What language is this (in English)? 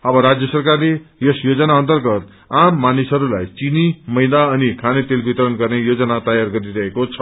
Nepali